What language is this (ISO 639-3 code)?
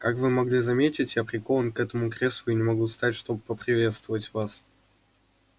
rus